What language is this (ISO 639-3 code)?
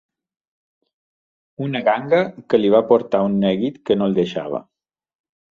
cat